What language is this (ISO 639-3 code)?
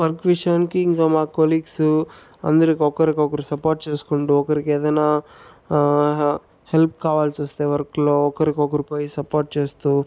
tel